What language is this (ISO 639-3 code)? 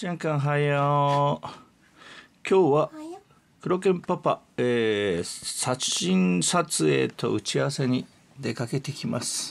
jpn